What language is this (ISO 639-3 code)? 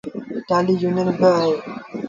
sbn